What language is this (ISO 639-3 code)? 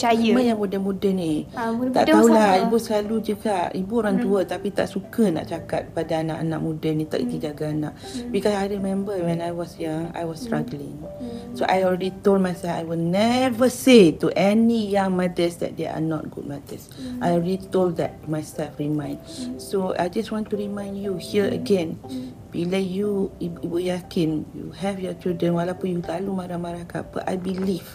msa